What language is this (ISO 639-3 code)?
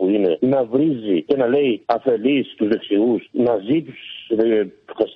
ell